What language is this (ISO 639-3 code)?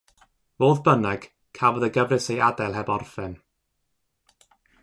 cym